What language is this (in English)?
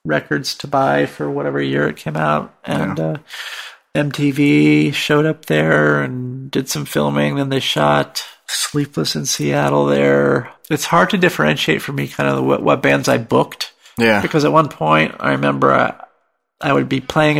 English